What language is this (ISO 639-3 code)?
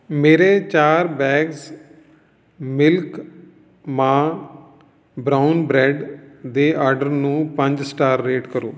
pan